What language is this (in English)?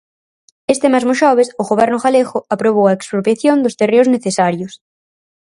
Galician